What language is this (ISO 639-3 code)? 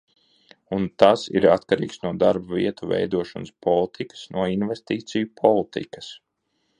lav